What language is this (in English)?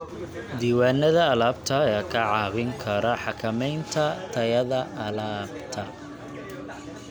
Somali